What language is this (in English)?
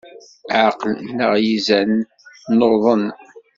Kabyle